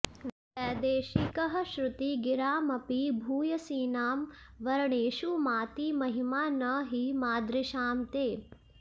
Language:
Sanskrit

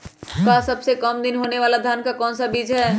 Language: Magahi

